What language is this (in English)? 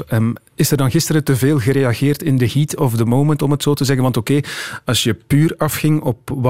Dutch